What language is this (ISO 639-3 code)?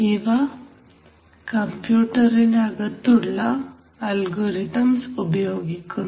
mal